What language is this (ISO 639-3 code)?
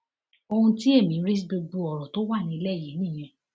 yor